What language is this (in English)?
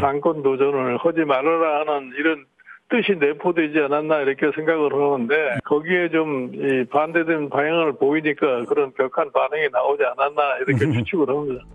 Korean